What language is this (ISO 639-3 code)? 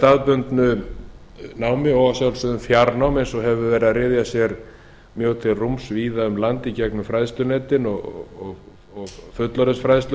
isl